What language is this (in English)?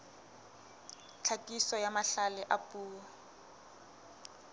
Southern Sotho